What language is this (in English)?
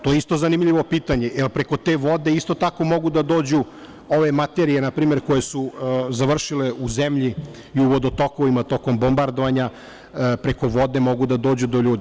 Serbian